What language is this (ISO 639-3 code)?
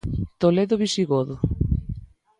glg